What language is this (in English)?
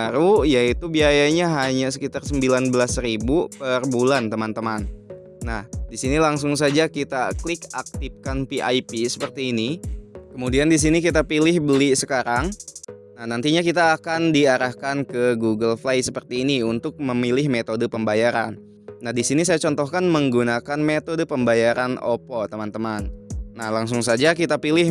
Indonesian